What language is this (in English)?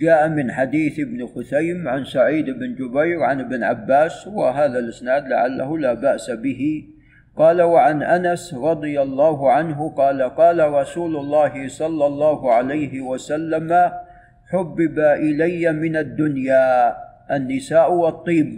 Arabic